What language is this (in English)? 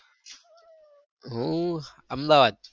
Gujarati